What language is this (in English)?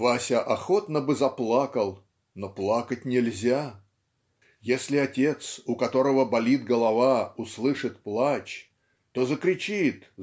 Russian